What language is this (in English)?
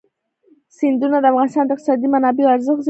Pashto